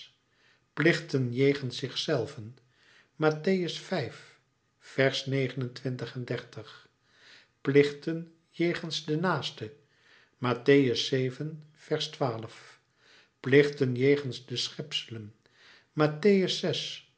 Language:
Dutch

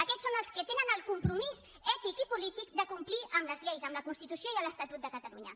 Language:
Catalan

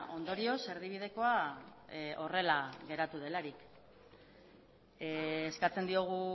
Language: Basque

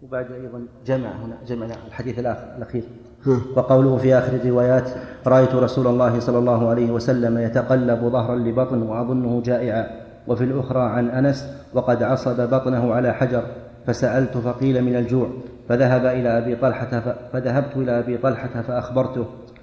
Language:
Arabic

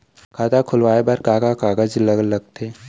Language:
Chhattisgarhi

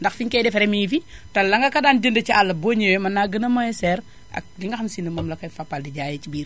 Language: Wolof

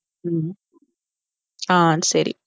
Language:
Tamil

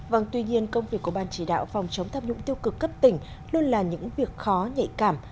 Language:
Vietnamese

